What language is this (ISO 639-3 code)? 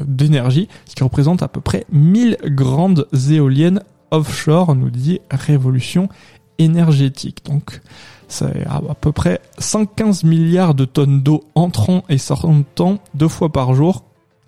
fra